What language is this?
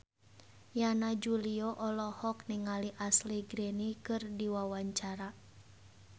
Sundanese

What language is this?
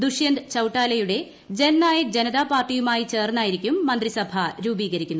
Malayalam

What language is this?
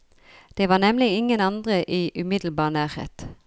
Norwegian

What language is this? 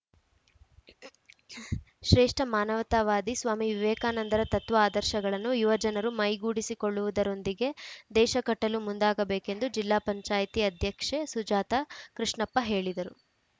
Kannada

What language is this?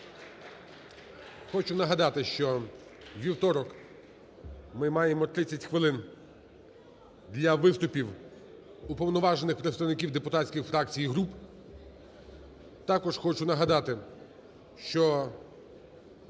Ukrainian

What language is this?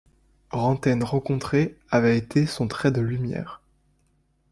French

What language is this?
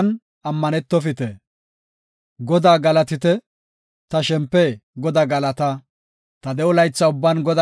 Gofa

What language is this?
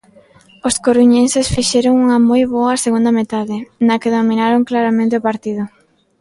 Galician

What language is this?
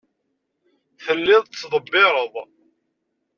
Kabyle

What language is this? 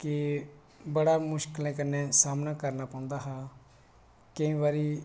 Dogri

